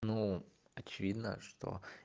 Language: Russian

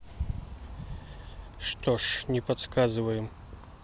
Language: Russian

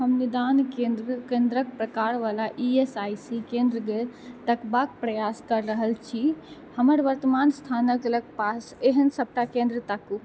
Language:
Maithili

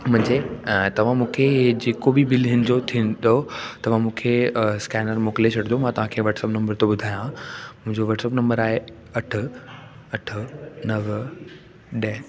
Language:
Sindhi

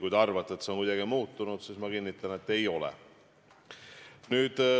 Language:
Estonian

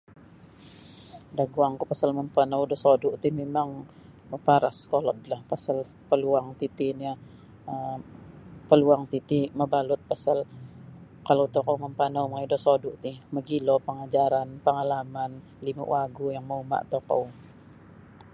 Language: Sabah Bisaya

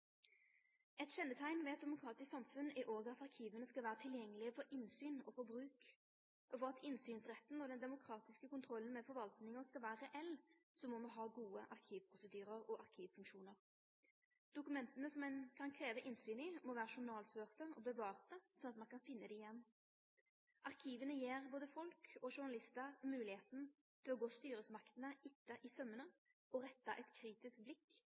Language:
Norwegian Nynorsk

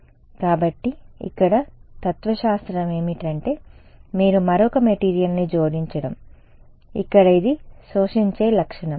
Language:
Telugu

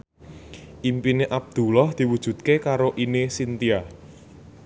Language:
Javanese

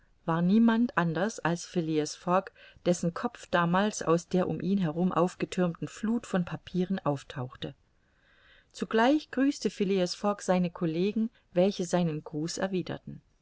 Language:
German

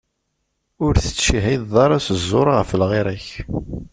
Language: Kabyle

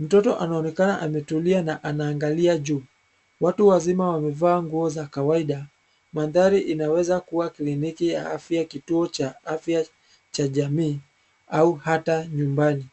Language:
Swahili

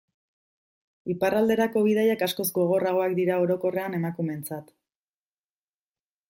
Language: Basque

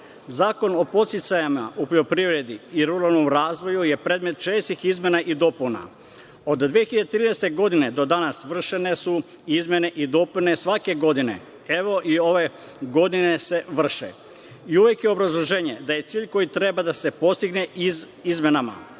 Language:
Serbian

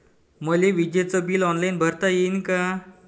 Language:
Marathi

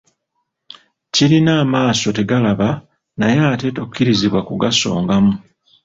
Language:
Ganda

